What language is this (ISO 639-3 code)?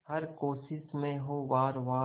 hin